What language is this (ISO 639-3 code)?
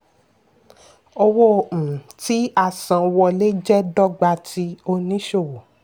yor